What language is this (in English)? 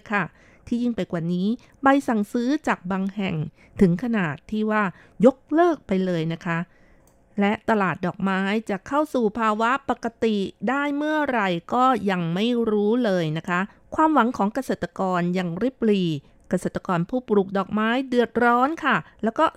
Thai